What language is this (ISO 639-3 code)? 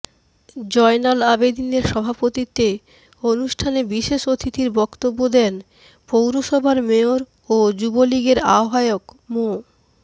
ben